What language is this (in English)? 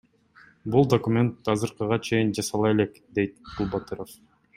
Kyrgyz